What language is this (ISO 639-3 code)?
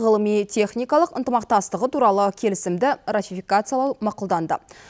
kaz